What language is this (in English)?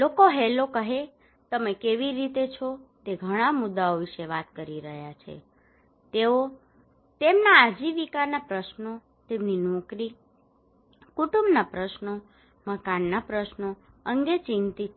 Gujarati